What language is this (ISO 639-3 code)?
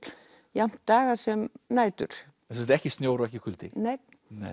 isl